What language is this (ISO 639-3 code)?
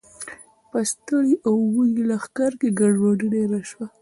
pus